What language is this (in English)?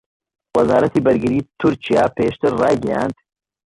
Central Kurdish